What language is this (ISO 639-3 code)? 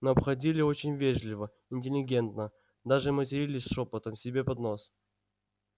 rus